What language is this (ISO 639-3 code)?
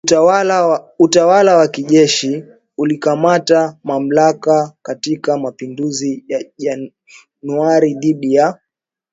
swa